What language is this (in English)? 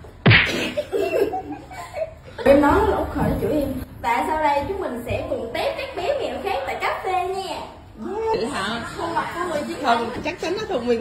Vietnamese